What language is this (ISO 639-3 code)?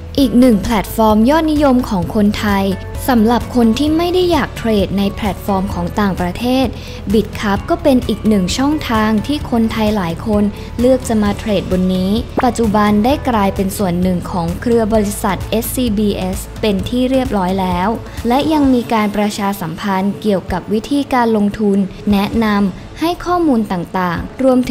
tha